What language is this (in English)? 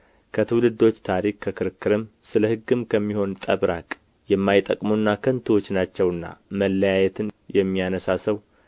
Amharic